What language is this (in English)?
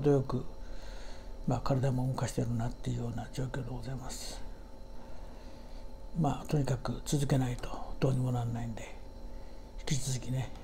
Japanese